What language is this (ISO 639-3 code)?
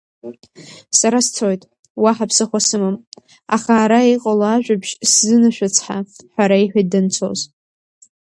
abk